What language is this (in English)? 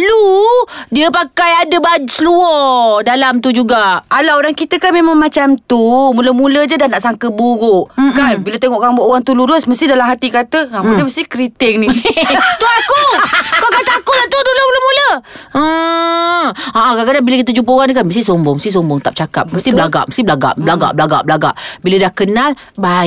Malay